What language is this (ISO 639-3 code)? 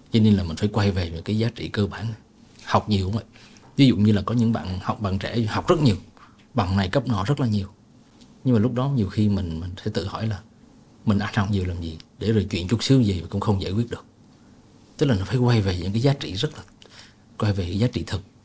vie